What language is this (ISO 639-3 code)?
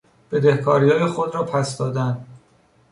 fas